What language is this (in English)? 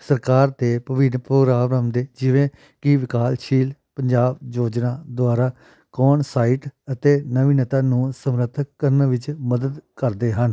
Punjabi